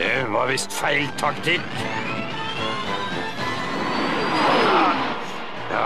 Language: Norwegian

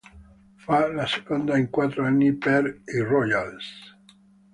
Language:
Italian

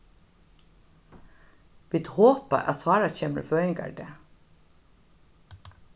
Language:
Faroese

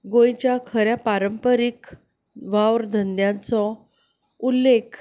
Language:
Konkani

